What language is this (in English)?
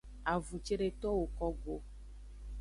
Aja (Benin)